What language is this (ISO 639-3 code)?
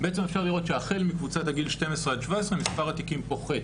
heb